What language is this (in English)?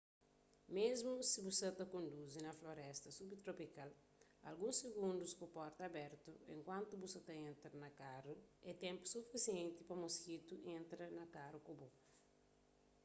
Kabuverdianu